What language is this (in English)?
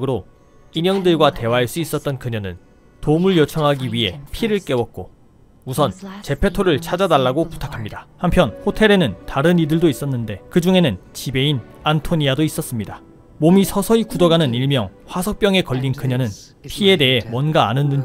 Korean